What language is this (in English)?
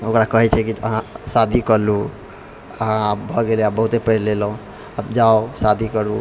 Maithili